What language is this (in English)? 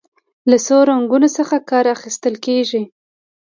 Pashto